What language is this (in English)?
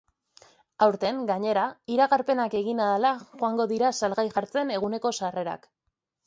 Basque